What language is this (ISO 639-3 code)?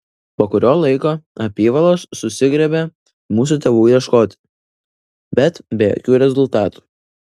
lit